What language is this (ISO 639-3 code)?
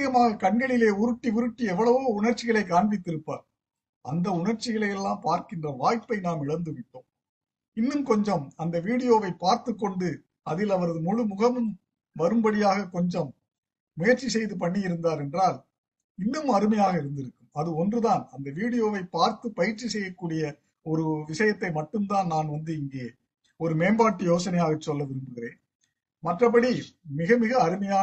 tam